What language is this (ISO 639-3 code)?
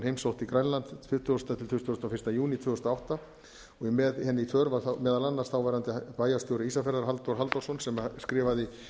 isl